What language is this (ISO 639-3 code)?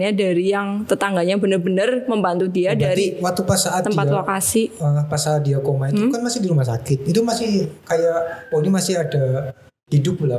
ind